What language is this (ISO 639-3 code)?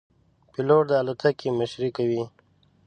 pus